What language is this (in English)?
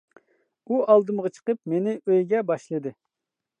Uyghur